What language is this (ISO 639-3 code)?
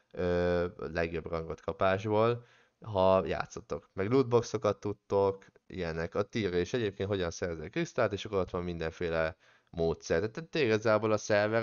hun